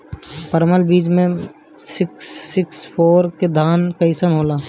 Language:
Bhojpuri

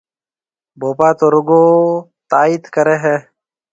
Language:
Marwari (Pakistan)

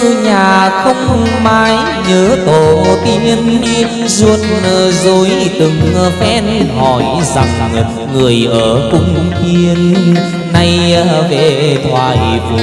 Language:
Vietnamese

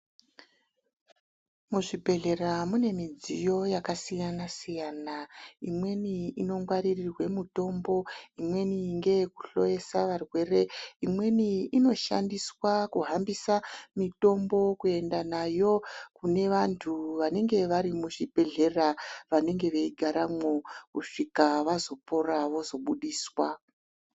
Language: Ndau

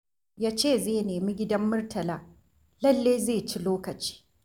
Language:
Hausa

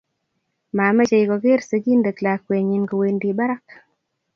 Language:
Kalenjin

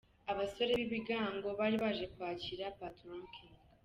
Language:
Kinyarwanda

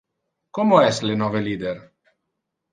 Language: Interlingua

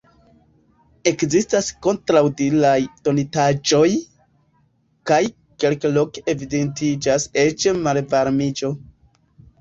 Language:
Esperanto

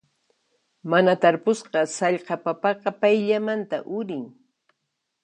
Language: Puno Quechua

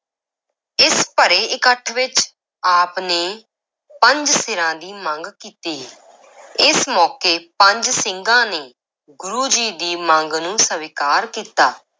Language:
Punjabi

